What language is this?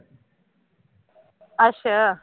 Punjabi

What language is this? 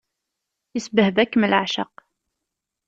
Kabyle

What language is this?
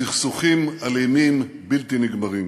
Hebrew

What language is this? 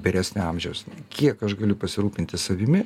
Lithuanian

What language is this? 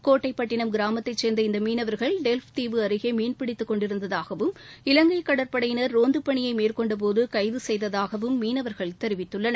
Tamil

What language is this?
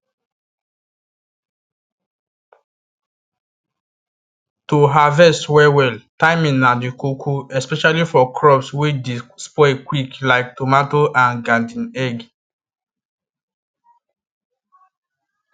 Nigerian Pidgin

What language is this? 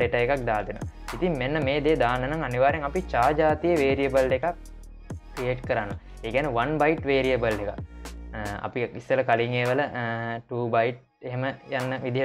Indonesian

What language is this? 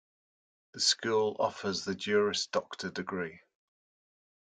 English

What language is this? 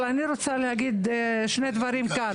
Hebrew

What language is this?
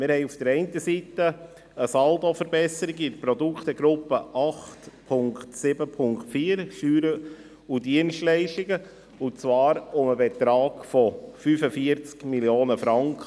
Swiss German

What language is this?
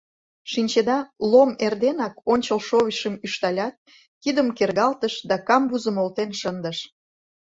Mari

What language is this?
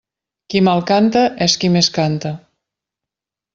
Catalan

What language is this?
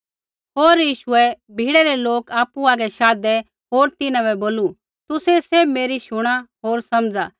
Kullu Pahari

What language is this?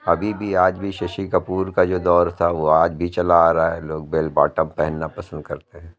Urdu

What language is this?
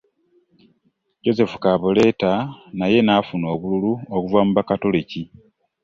Ganda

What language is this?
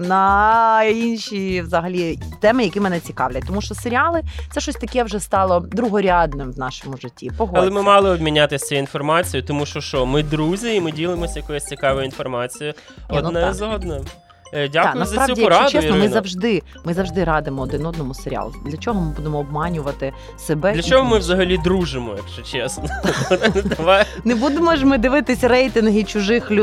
Ukrainian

